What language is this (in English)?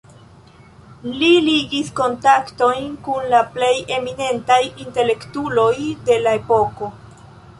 Esperanto